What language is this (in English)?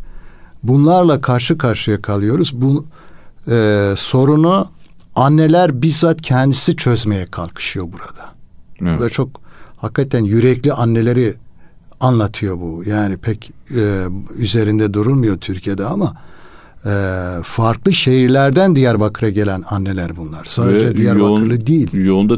Turkish